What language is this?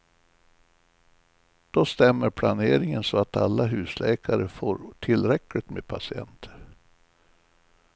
Swedish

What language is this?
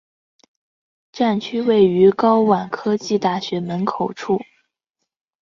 Chinese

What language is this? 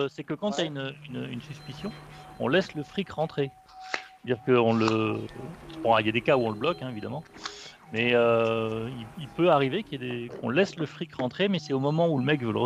French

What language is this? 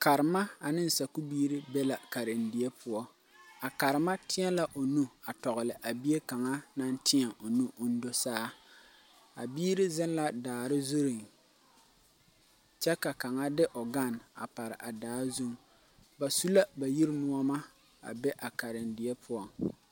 Southern Dagaare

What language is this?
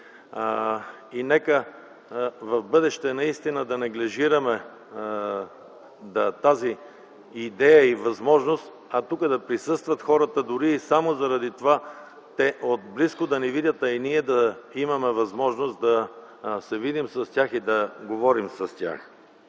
Bulgarian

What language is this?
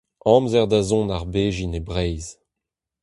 Breton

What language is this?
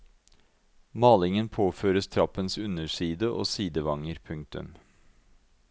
Norwegian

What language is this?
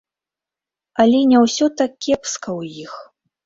Belarusian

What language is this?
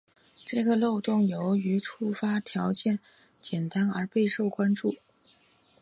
Chinese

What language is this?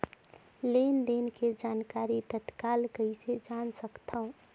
Chhattisgarhi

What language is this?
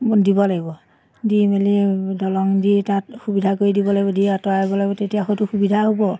Assamese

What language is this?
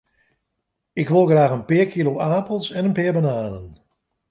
Western Frisian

